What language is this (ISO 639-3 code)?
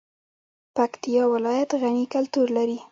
pus